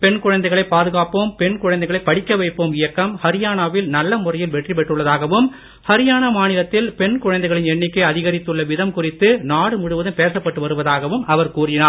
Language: Tamil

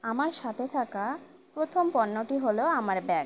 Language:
Bangla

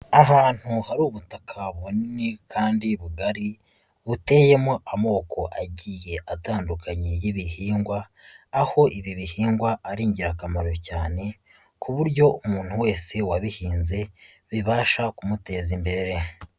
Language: Kinyarwanda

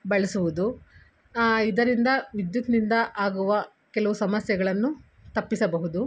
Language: Kannada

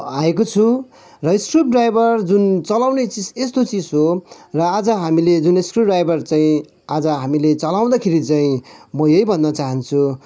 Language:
Nepali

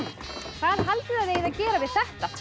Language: Icelandic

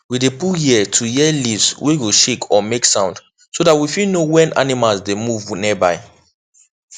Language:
Nigerian Pidgin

